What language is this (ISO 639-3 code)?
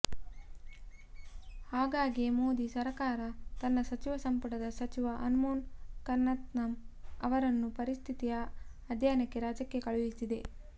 kan